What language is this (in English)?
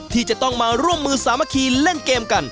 Thai